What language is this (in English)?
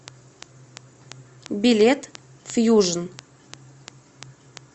Russian